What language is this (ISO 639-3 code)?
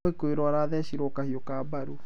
kik